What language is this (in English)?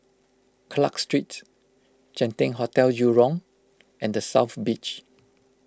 English